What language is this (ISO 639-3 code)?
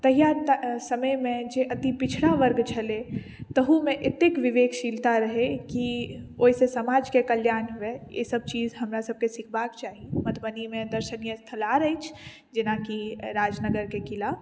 mai